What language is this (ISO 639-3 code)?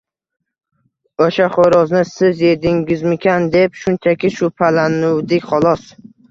uzb